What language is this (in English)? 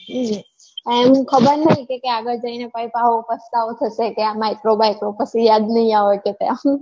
Gujarati